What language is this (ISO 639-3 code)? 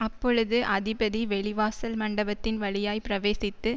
tam